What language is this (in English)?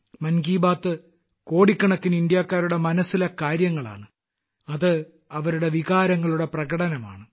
Malayalam